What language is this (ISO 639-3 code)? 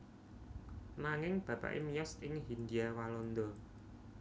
jav